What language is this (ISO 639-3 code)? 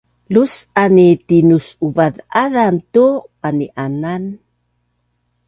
bnn